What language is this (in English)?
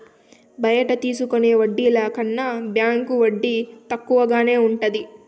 Telugu